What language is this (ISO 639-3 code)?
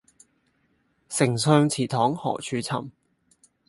yue